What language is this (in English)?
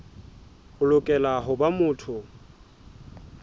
Southern Sotho